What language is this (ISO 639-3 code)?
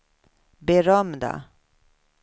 swe